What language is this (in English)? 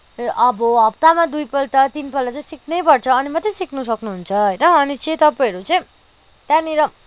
Nepali